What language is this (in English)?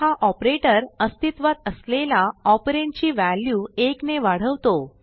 Marathi